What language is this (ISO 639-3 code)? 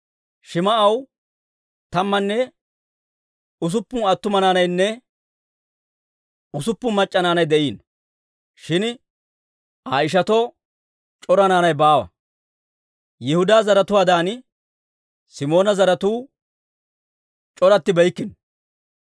dwr